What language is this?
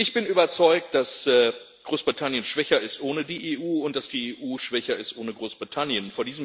German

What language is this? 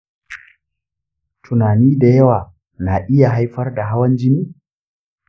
Hausa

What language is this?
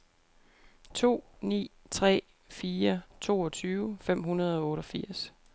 Danish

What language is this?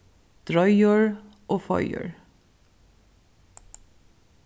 Faroese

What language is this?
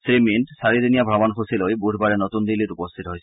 Assamese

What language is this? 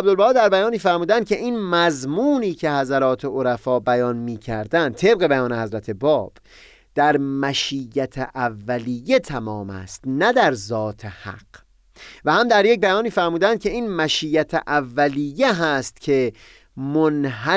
Persian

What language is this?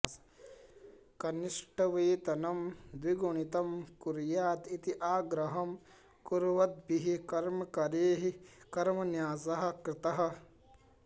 Sanskrit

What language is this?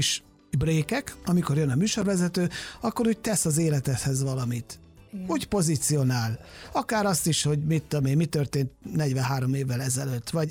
Hungarian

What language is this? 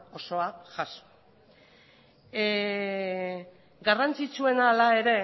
Basque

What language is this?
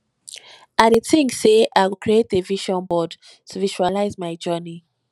Nigerian Pidgin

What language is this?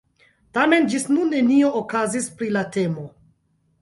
Esperanto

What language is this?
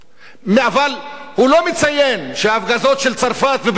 Hebrew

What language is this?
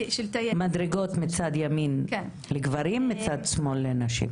Hebrew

